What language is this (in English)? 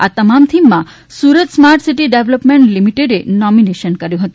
Gujarati